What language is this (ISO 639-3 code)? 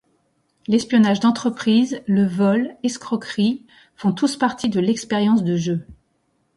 fra